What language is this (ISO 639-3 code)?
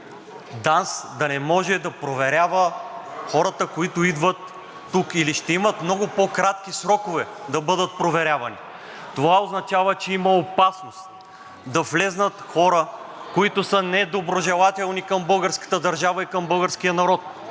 bul